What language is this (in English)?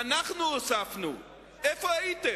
Hebrew